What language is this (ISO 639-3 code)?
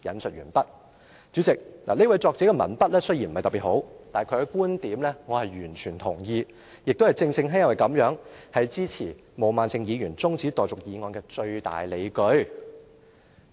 yue